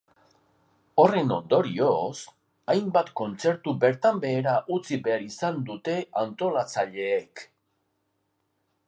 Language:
Basque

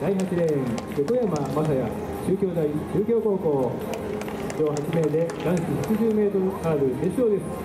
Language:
Japanese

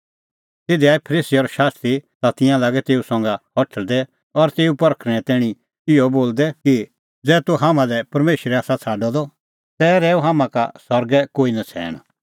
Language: Kullu Pahari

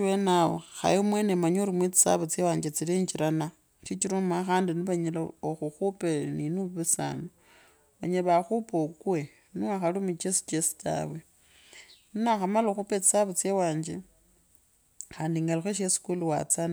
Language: Kabras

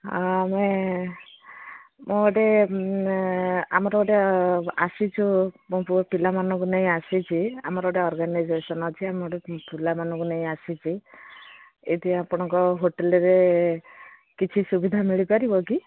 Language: Odia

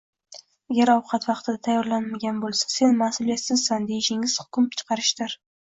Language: Uzbek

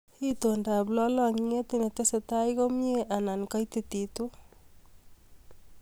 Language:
Kalenjin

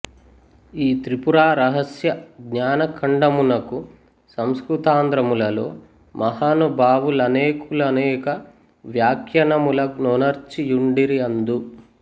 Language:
Telugu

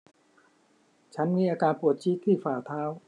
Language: Thai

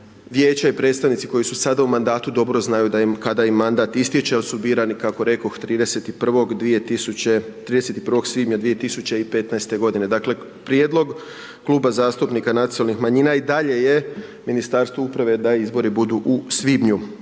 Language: Croatian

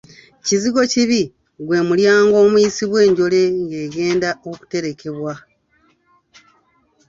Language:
Ganda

